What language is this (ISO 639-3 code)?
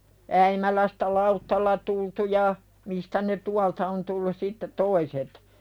fin